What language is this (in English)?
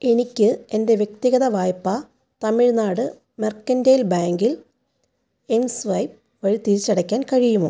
Malayalam